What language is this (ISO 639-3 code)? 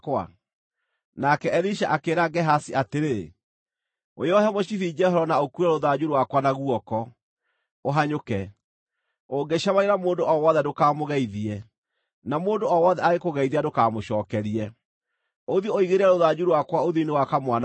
kik